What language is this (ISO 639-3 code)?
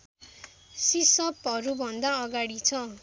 nep